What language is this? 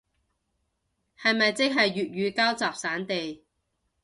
Cantonese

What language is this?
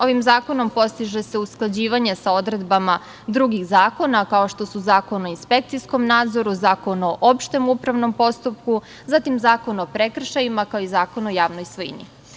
Serbian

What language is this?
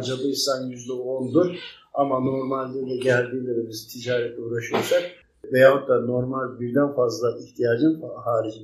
Turkish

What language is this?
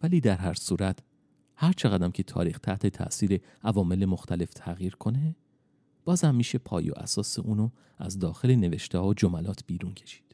Persian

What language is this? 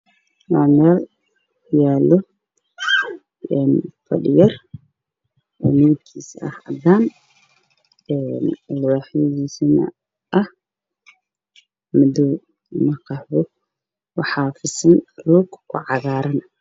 Somali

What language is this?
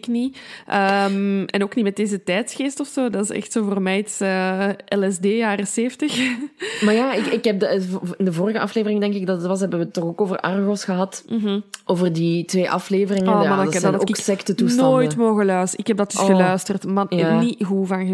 Dutch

